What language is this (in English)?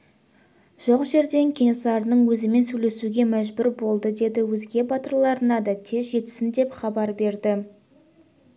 Kazakh